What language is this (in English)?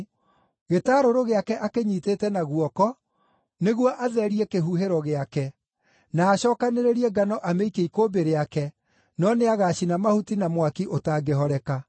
Kikuyu